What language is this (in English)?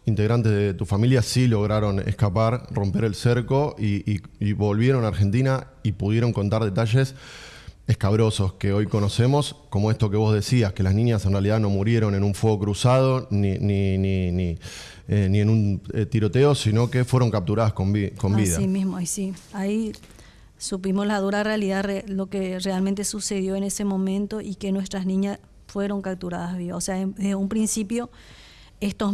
Spanish